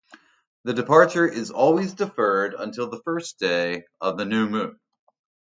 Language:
English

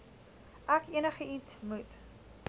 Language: Afrikaans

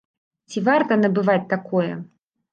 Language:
Belarusian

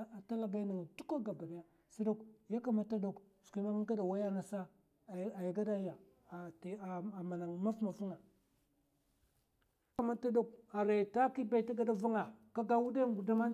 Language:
Mafa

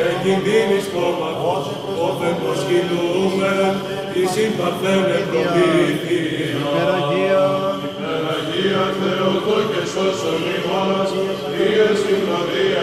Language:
Greek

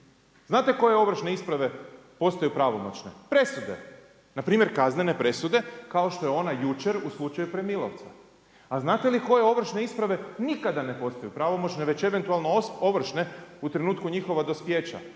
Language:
Croatian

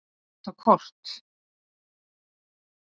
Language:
Icelandic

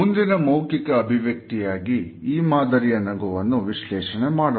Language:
Kannada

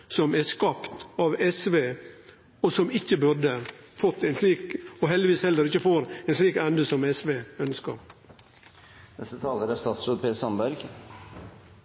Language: Norwegian Nynorsk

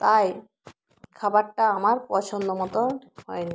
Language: Bangla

